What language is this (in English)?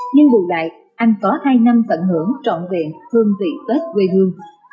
Vietnamese